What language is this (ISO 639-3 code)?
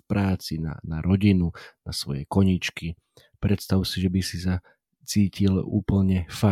slk